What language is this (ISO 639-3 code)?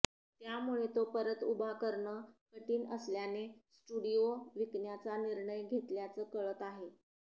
mar